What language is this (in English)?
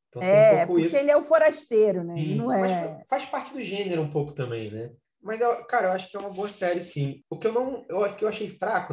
Portuguese